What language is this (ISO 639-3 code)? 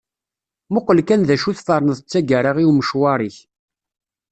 kab